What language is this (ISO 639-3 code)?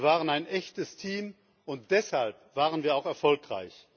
deu